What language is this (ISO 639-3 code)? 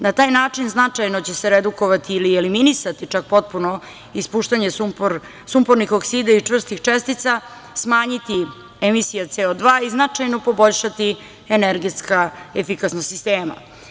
srp